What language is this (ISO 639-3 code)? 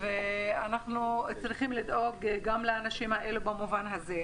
heb